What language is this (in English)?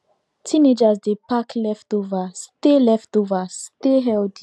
Nigerian Pidgin